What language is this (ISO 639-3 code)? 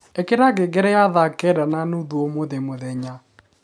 kik